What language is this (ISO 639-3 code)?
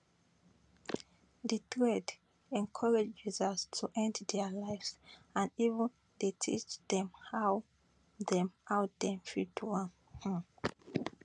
pcm